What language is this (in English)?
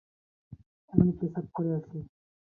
Bangla